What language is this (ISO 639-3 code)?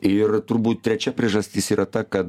lit